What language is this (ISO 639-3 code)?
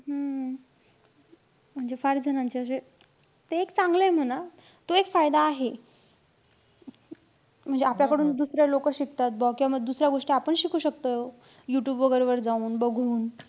mar